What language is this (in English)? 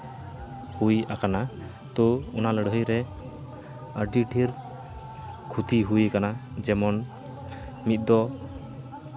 Santali